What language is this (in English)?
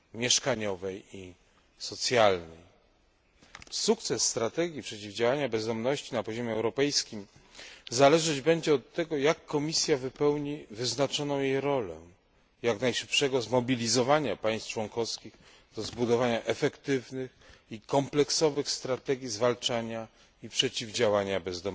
Polish